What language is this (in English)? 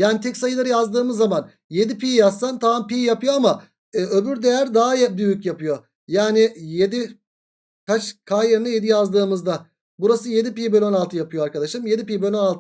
Turkish